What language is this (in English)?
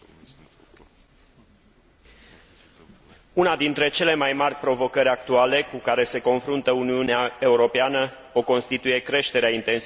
Romanian